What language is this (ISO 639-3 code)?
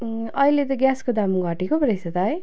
nep